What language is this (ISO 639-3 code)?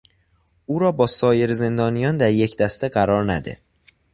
fas